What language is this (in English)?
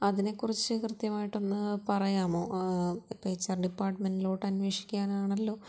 Malayalam